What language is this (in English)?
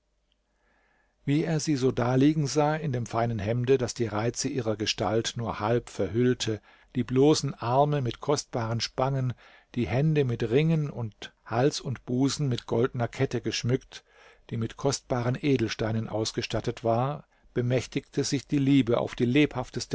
German